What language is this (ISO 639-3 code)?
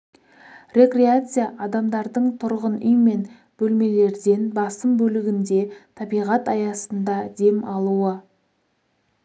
kaz